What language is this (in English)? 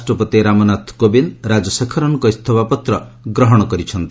Odia